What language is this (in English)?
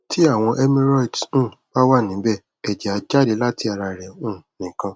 Yoruba